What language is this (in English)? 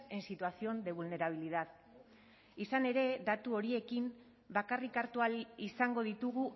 Basque